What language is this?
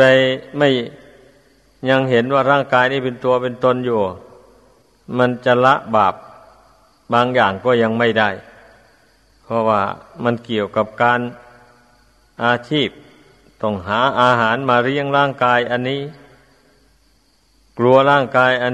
Thai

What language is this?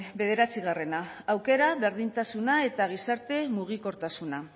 Basque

